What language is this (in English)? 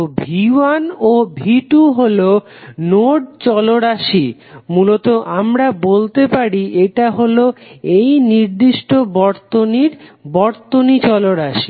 Bangla